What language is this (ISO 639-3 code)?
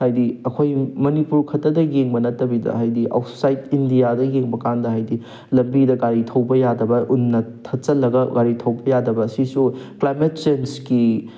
mni